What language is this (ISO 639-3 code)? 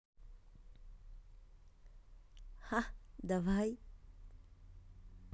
rus